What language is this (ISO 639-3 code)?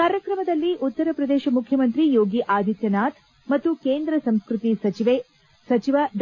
kan